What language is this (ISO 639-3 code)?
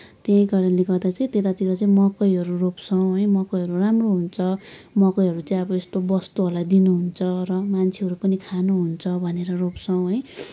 nep